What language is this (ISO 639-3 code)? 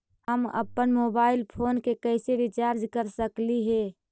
mag